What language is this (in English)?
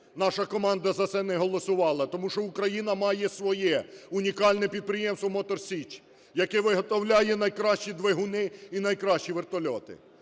Ukrainian